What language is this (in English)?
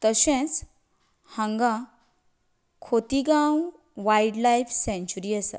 Konkani